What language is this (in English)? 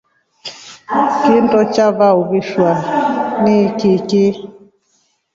Rombo